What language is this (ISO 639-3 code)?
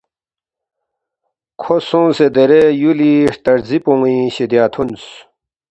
bft